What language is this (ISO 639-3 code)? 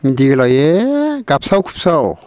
brx